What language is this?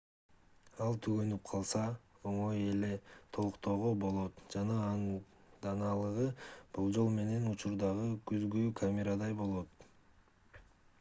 Kyrgyz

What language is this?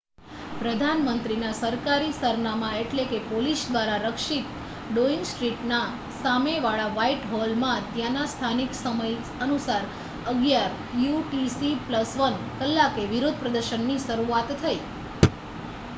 Gujarati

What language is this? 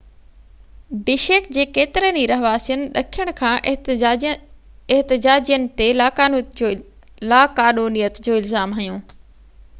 Sindhi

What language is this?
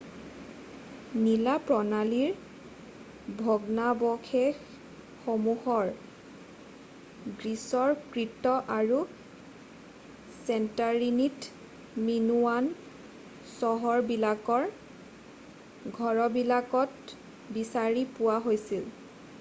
Assamese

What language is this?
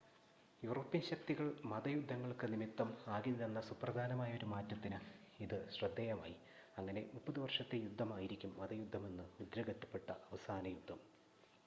Malayalam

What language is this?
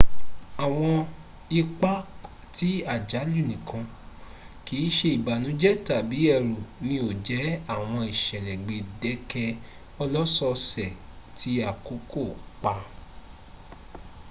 Yoruba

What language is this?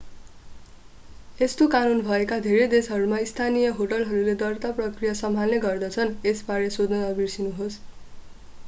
Nepali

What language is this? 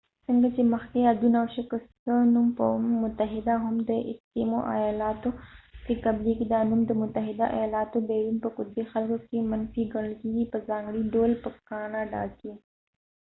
Pashto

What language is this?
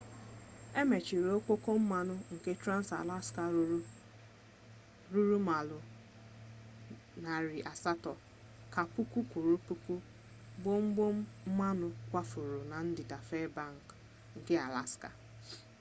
Igbo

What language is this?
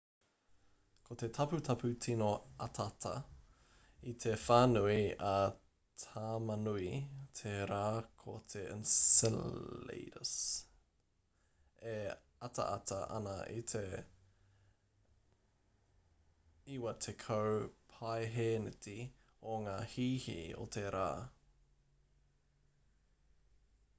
Māori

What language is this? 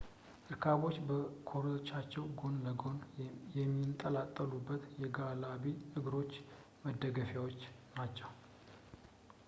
Amharic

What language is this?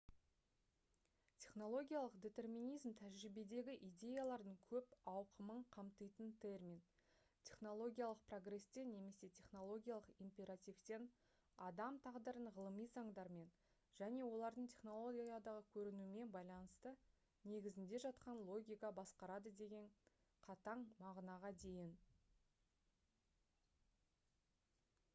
Kazakh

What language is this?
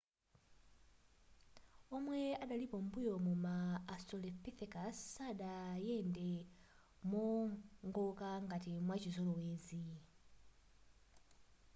Nyanja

